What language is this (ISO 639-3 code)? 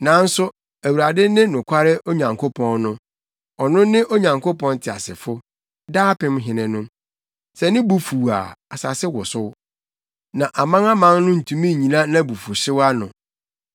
aka